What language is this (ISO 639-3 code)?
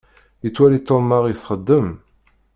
kab